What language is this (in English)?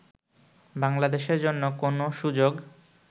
Bangla